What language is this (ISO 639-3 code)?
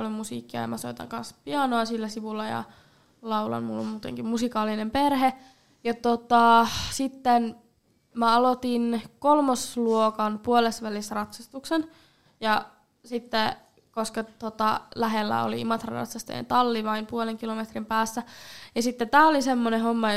fin